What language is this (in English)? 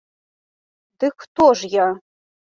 Belarusian